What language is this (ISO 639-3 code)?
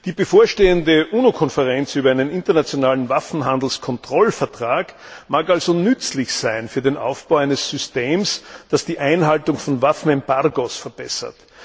deu